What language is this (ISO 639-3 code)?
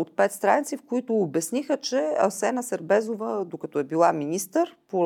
bul